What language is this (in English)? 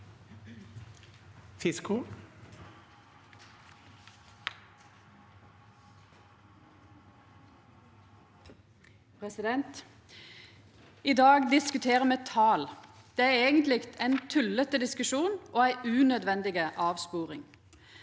Norwegian